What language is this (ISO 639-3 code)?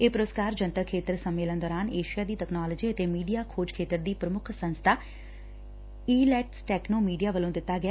pan